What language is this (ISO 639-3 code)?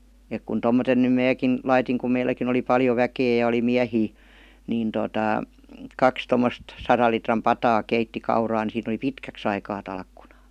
fin